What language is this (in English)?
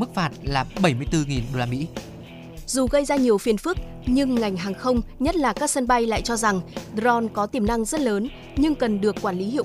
Vietnamese